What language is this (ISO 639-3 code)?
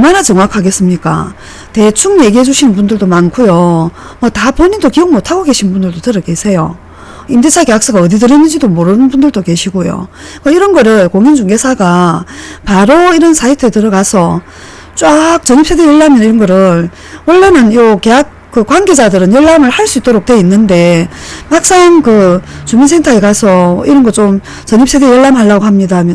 kor